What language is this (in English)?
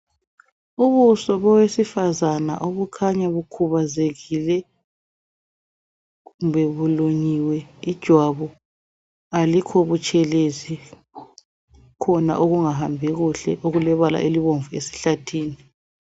North Ndebele